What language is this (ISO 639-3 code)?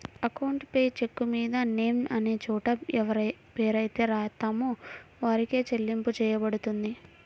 tel